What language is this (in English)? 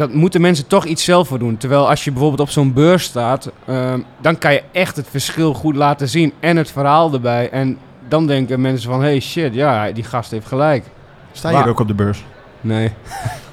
Dutch